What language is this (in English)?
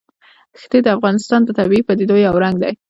Pashto